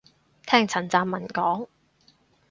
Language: Cantonese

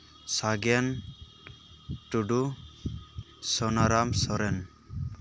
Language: Santali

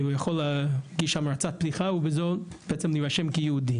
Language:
Hebrew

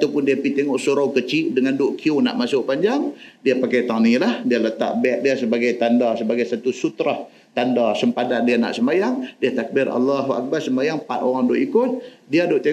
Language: Malay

